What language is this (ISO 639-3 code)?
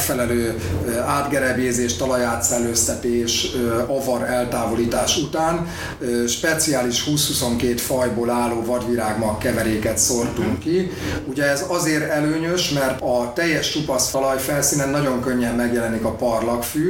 hun